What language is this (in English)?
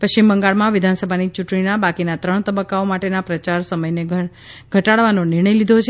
Gujarati